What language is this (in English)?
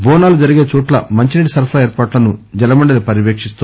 Telugu